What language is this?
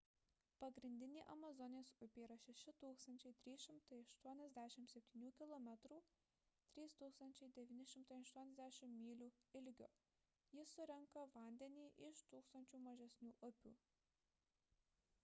Lithuanian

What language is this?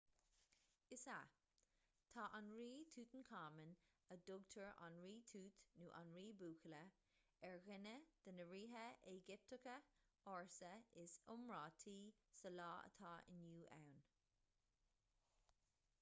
Irish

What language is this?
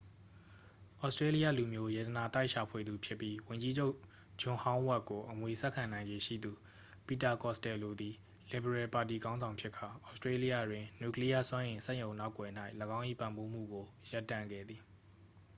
Burmese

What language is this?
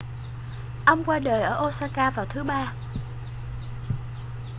Vietnamese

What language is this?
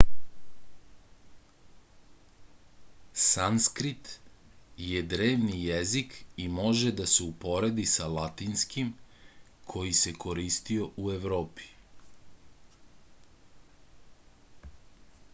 Serbian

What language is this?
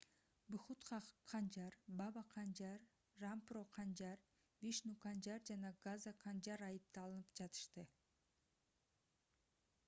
Kyrgyz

